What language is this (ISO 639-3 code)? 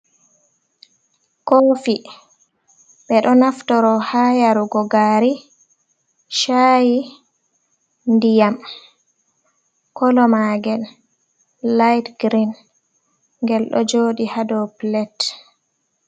ful